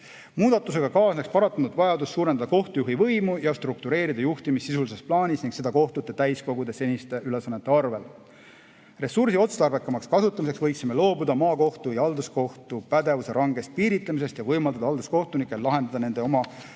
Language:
Estonian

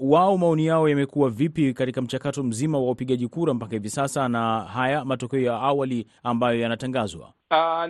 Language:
Swahili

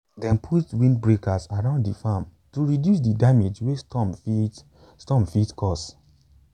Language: Nigerian Pidgin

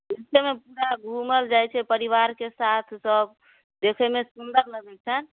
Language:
Maithili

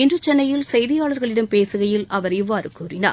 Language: Tamil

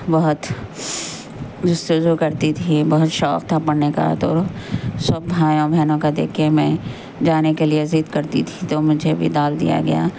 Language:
Urdu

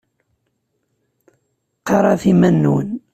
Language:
Kabyle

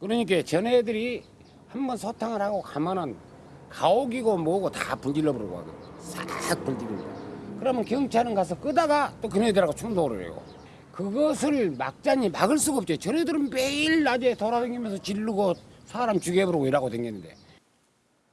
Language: Korean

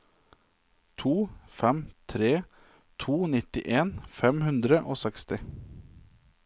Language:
Norwegian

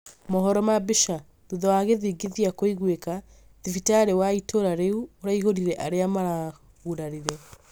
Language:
Kikuyu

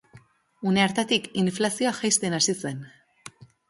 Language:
Basque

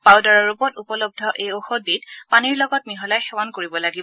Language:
Assamese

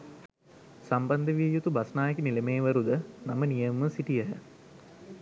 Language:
Sinhala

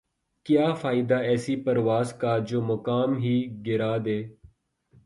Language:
Urdu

